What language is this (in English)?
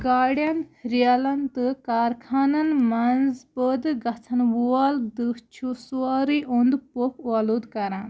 Kashmiri